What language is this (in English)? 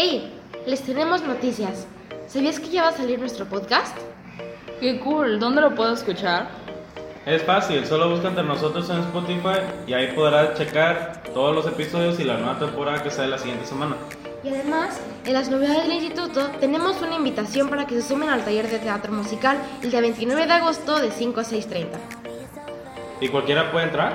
Spanish